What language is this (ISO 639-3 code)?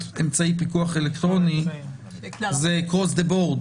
heb